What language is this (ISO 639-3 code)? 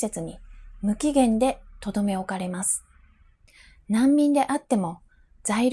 jpn